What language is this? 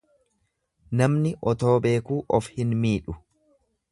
Oromo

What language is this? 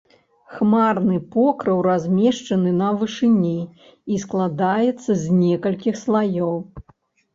Belarusian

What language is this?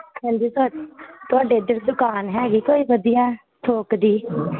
Punjabi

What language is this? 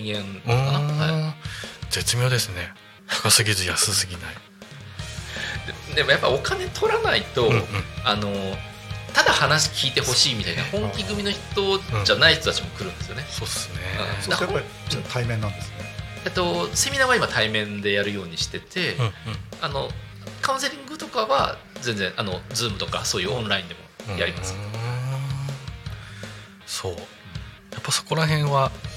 Japanese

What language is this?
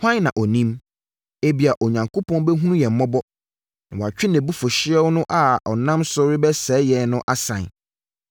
Akan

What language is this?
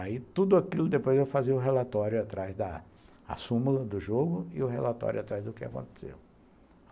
Portuguese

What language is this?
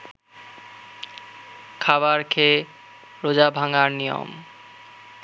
Bangla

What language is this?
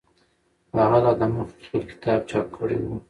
Pashto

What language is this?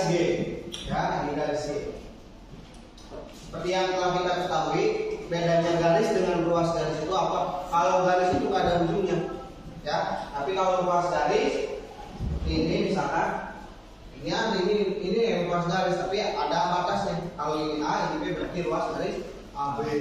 Indonesian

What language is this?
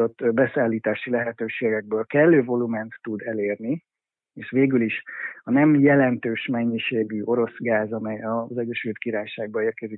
Hungarian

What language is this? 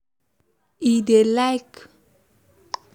Nigerian Pidgin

